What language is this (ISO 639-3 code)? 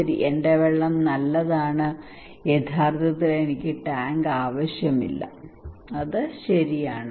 mal